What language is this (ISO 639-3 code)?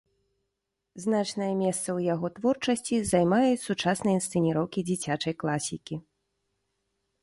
bel